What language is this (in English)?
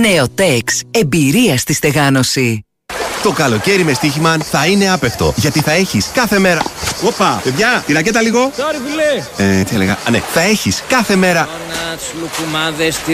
Greek